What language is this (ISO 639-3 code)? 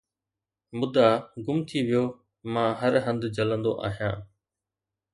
snd